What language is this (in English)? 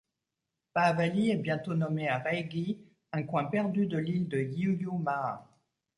French